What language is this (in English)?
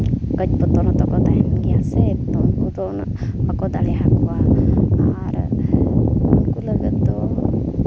Santali